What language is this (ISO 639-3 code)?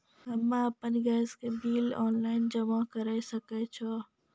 mai